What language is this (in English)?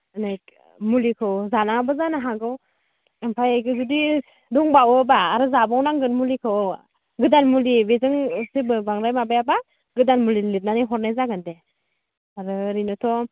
Bodo